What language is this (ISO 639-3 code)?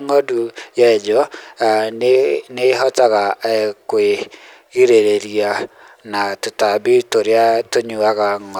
kik